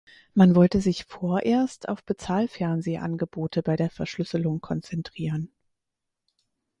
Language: German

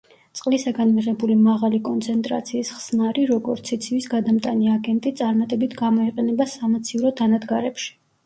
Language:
Georgian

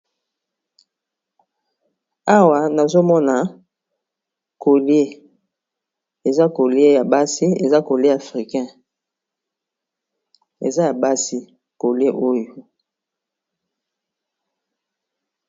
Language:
Lingala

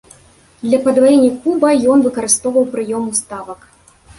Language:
Belarusian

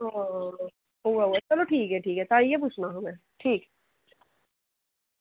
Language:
Dogri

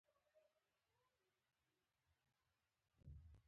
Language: Pashto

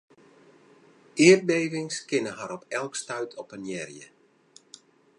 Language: Western Frisian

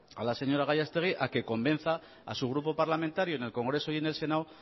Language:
Spanish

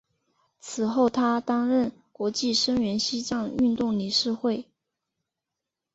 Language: Chinese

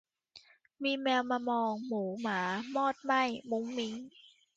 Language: Thai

